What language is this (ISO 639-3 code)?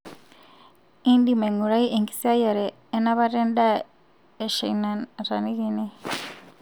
mas